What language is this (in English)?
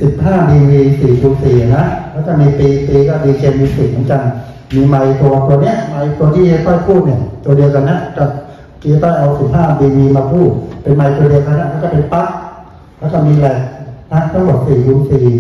Thai